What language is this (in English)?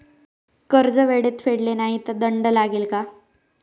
Marathi